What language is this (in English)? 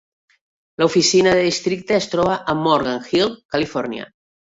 Catalan